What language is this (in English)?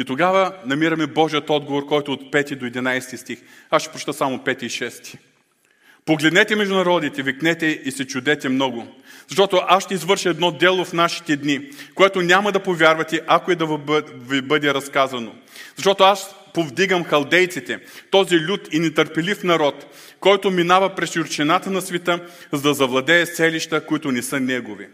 Bulgarian